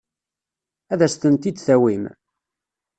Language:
Kabyle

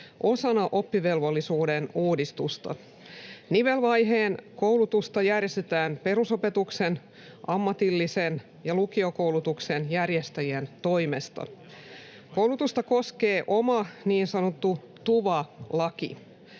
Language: Finnish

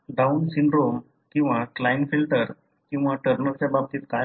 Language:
Marathi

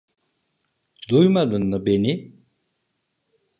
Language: Turkish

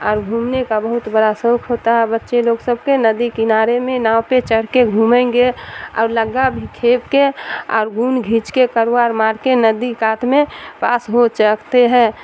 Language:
Urdu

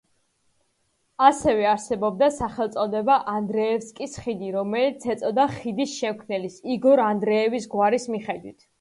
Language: Georgian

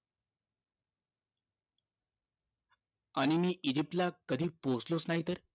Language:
Marathi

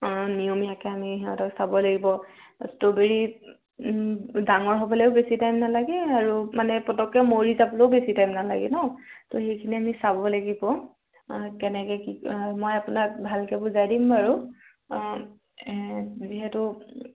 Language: Assamese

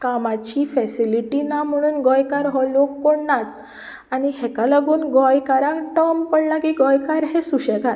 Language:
Konkani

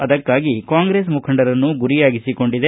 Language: Kannada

